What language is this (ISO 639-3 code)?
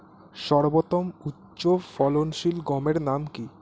ben